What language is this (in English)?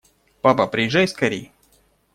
Russian